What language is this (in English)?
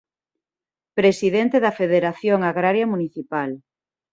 Galician